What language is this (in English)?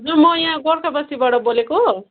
Nepali